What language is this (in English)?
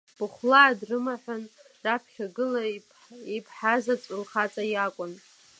Abkhazian